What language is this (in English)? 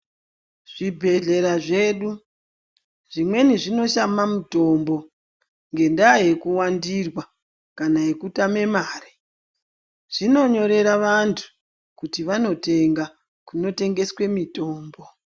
Ndau